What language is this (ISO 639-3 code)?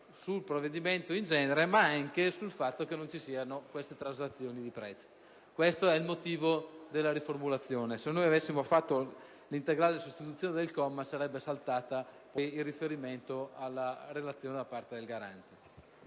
ita